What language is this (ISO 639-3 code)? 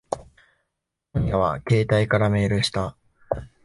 jpn